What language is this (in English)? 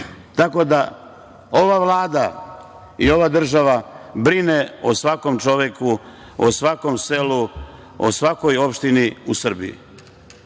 Serbian